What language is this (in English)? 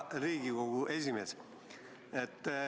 Estonian